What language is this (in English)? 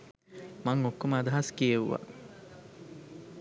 Sinhala